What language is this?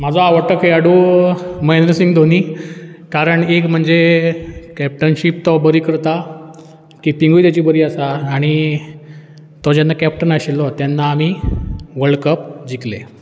Konkani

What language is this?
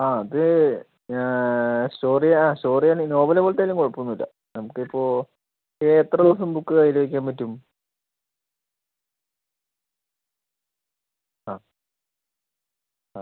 Malayalam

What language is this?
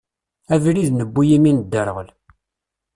Kabyle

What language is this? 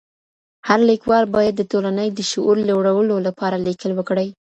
Pashto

